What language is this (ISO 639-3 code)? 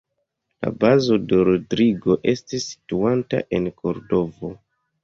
epo